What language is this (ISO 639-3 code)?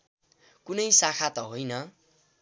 nep